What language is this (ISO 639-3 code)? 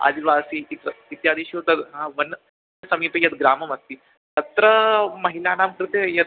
san